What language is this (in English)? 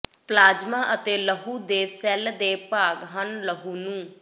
Punjabi